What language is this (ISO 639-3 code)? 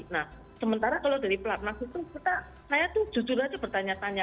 ind